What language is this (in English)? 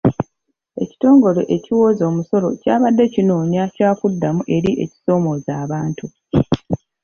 Ganda